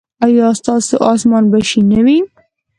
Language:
Pashto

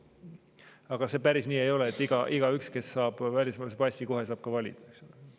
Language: Estonian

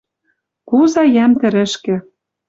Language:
Western Mari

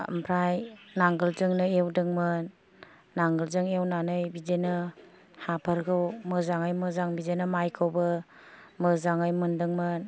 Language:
Bodo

